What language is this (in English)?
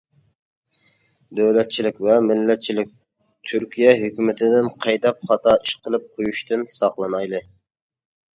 Uyghur